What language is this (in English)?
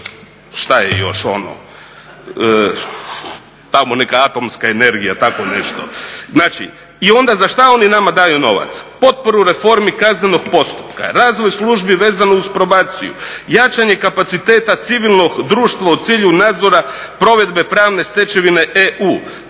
Croatian